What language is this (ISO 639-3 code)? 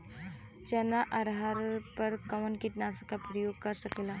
bho